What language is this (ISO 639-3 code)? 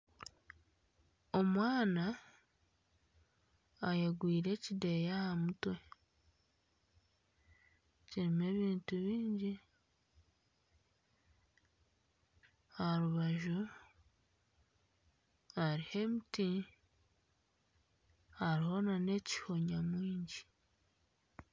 nyn